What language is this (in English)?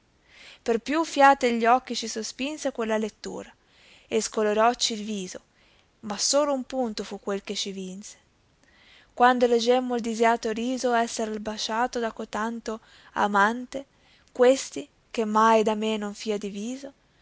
Italian